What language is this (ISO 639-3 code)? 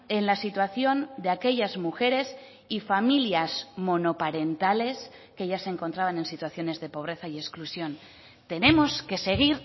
spa